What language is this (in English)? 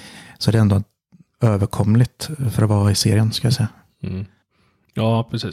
Swedish